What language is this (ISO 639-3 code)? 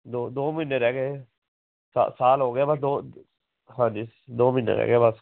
pan